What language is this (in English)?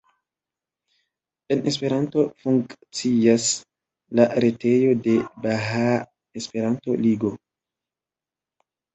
Esperanto